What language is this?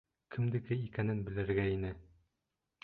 Bashkir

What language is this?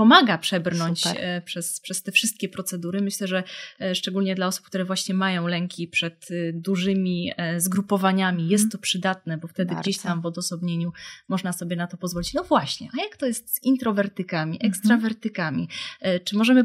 Polish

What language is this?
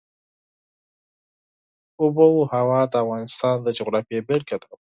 Pashto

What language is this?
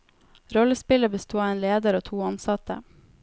Norwegian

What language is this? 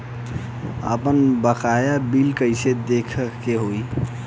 Bhojpuri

